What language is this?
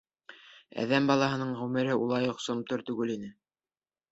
Bashkir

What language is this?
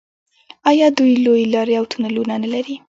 Pashto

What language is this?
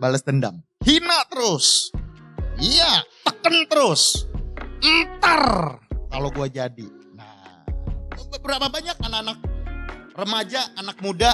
Indonesian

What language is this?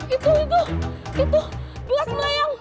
Indonesian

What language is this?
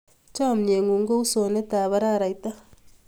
Kalenjin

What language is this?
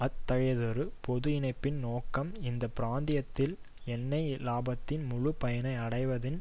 Tamil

